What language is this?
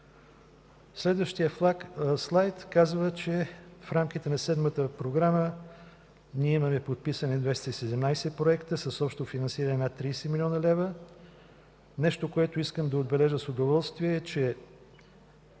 Bulgarian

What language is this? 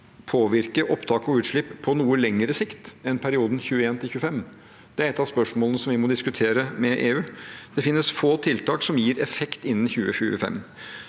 Norwegian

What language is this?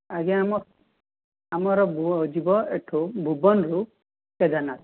Odia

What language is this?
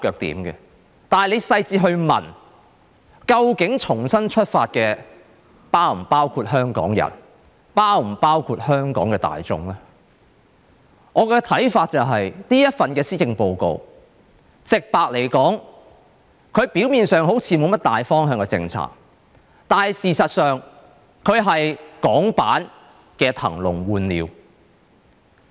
Cantonese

